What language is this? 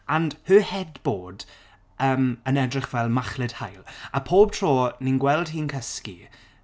Welsh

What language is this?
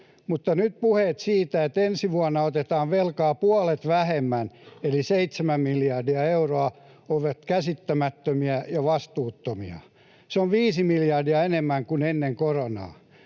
Finnish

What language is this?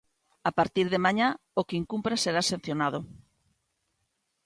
Galician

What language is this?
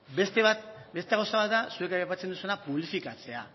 Basque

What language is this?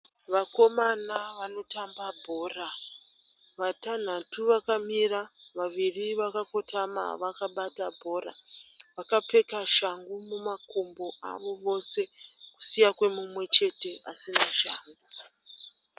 Shona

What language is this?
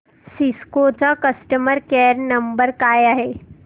Marathi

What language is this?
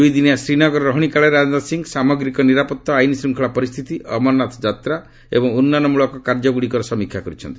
Odia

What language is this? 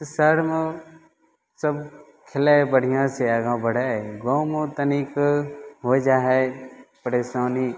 Maithili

